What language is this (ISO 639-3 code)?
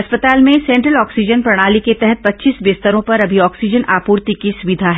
hin